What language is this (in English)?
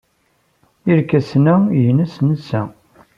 Kabyle